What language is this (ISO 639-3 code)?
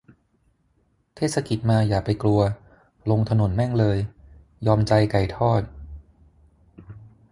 tha